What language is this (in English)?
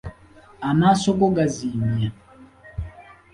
Ganda